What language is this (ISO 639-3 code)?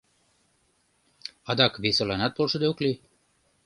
chm